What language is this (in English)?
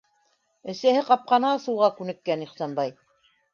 Bashkir